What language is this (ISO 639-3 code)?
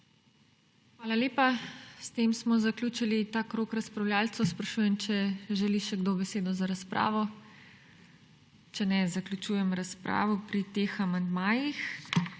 slv